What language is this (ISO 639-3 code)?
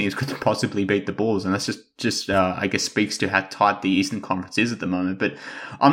eng